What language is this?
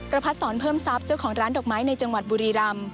Thai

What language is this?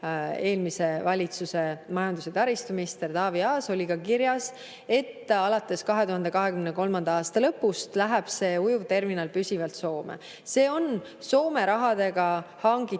Estonian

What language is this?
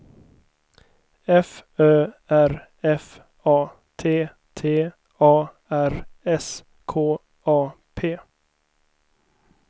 Swedish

